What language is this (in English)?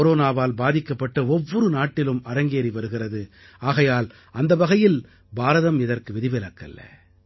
Tamil